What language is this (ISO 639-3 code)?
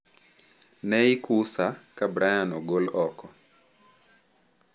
luo